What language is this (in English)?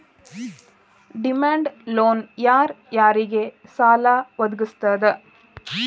Kannada